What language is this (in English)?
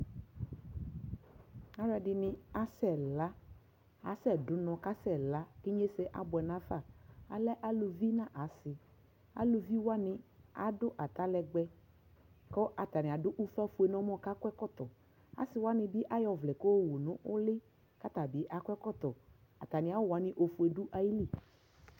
Ikposo